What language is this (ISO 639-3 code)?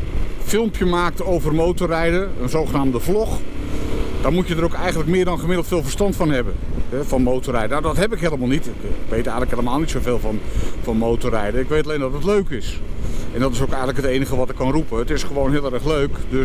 nld